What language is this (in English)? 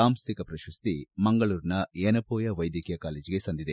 Kannada